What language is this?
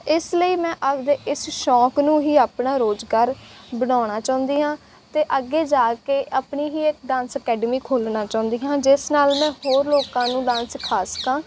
Punjabi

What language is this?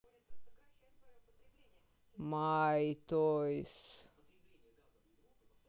Russian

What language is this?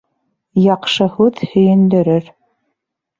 Bashkir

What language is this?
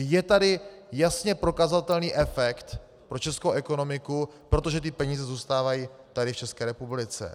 Czech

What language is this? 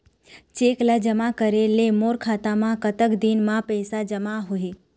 Chhattisgarhi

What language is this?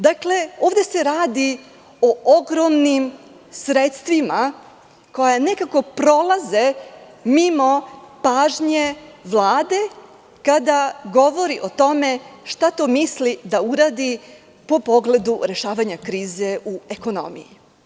Serbian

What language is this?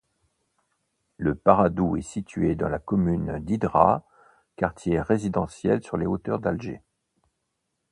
French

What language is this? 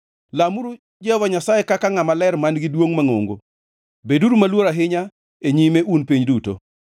Luo (Kenya and Tanzania)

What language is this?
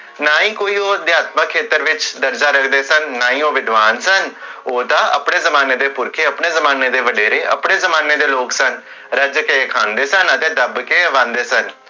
Punjabi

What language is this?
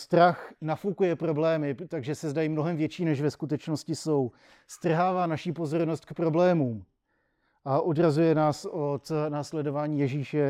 Czech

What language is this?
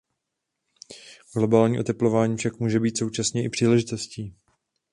Czech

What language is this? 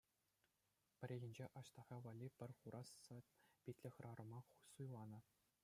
Chuvash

